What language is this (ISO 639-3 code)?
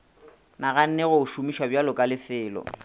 nso